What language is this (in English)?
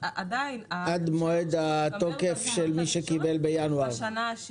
Hebrew